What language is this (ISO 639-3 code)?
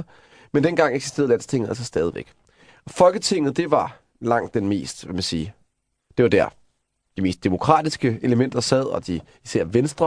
dan